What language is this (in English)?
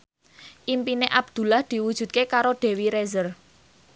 Javanese